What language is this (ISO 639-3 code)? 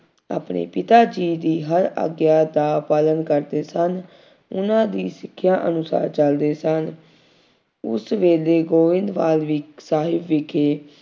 pan